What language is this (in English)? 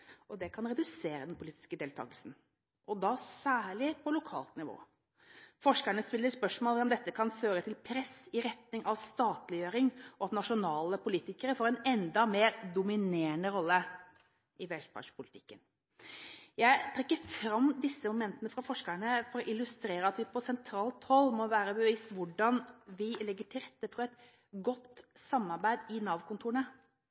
Norwegian Bokmål